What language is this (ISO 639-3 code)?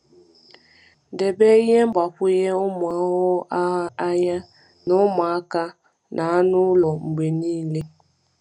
ibo